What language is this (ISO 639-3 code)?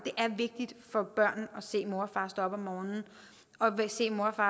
dan